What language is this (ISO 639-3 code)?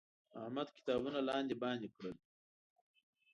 pus